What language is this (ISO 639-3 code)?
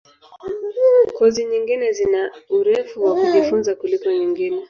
swa